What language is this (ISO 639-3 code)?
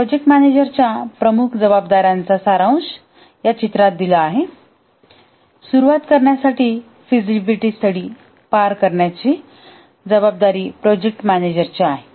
mar